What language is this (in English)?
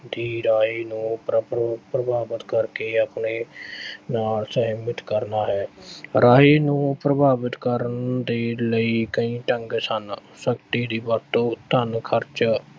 Punjabi